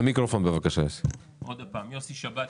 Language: Hebrew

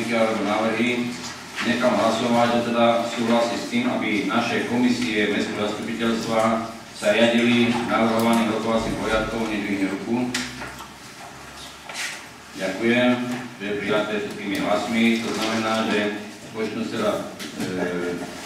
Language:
Romanian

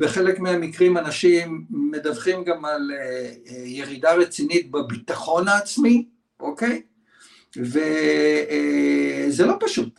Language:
Hebrew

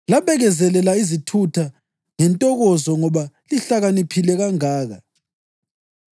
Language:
North Ndebele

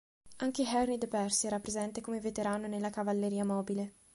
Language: Italian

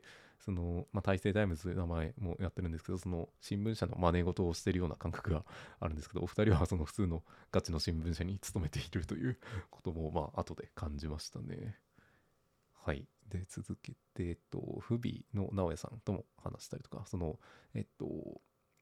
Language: Japanese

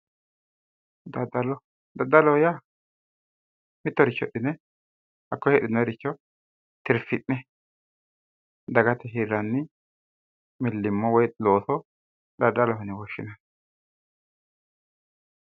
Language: Sidamo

